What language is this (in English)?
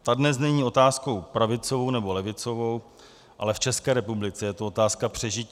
Czech